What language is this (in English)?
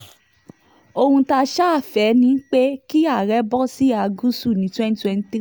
Yoruba